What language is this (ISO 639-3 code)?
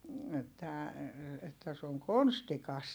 fin